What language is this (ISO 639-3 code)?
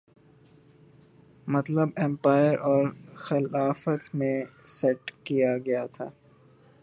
urd